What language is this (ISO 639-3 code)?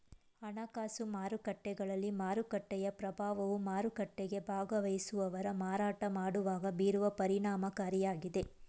kan